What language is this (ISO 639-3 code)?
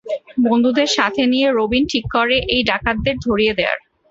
ben